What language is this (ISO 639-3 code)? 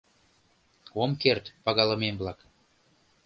chm